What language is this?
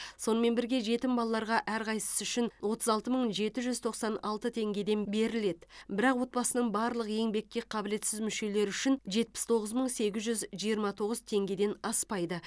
Kazakh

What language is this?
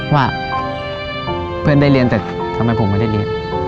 Thai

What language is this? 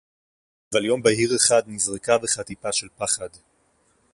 Hebrew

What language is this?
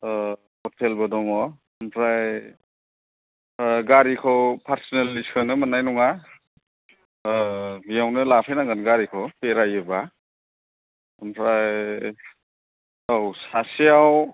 Bodo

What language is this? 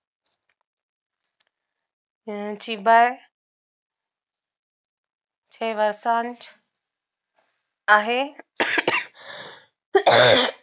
Marathi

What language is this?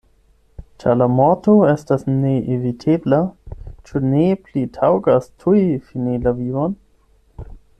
Esperanto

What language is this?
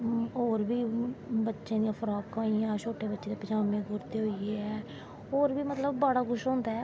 Dogri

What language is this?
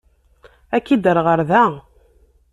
Kabyle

